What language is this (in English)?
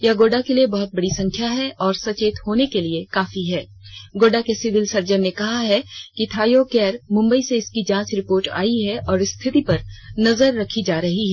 Hindi